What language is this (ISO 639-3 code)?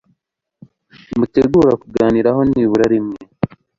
kin